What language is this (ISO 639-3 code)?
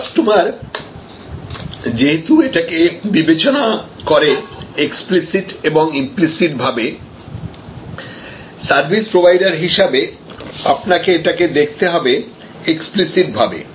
ben